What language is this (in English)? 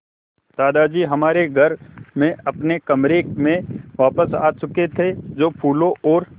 Hindi